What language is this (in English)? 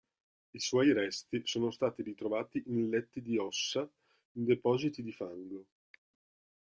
Italian